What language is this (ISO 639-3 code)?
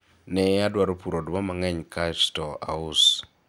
luo